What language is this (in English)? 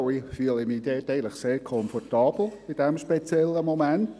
Swiss German